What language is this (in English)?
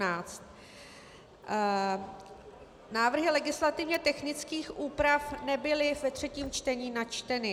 Czech